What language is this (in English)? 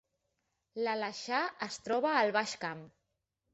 Catalan